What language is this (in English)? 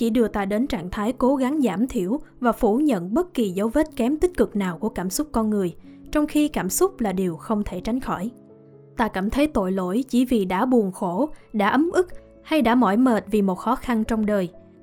Vietnamese